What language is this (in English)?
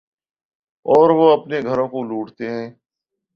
Urdu